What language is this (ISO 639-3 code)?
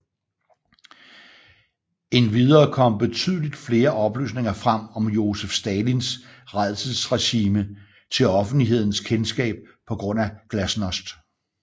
dan